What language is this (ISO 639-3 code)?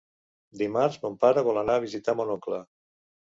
cat